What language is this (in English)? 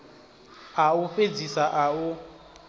Venda